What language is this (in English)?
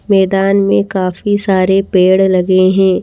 Hindi